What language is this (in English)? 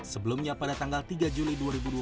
Indonesian